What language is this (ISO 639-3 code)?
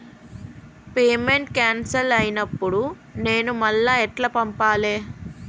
tel